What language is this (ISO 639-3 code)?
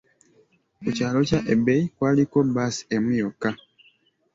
lug